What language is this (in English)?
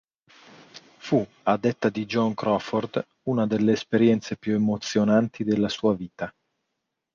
Italian